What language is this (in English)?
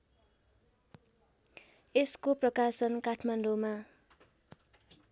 Nepali